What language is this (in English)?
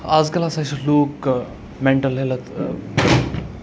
Kashmiri